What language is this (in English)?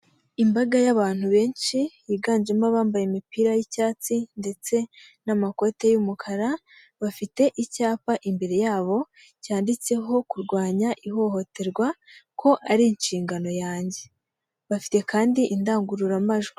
Kinyarwanda